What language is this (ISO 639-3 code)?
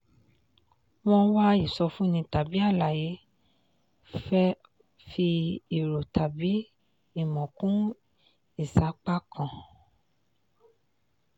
yor